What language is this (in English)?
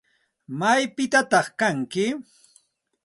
Santa Ana de Tusi Pasco Quechua